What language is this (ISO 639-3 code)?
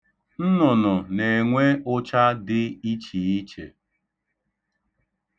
ibo